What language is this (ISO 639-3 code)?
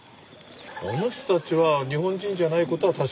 jpn